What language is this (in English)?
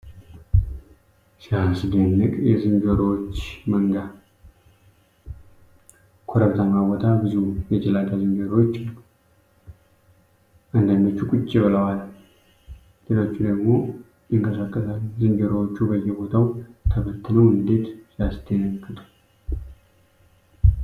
Amharic